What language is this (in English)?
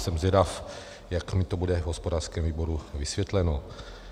Czech